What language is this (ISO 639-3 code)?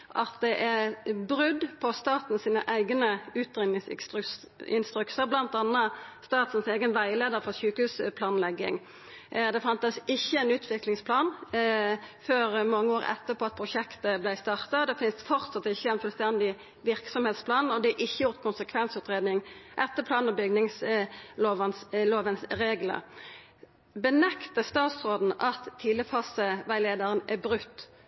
nno